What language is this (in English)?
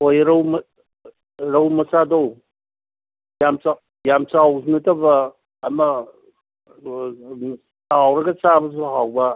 Manipuri